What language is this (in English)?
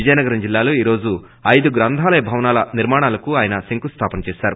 Telugu